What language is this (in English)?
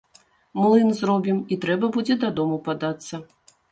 Belarusian